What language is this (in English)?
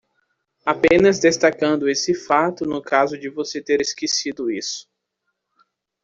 Portuguese